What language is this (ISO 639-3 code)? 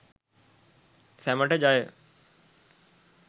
sin